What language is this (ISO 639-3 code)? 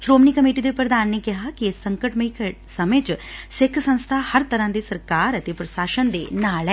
pan